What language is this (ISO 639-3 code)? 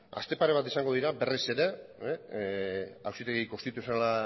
eus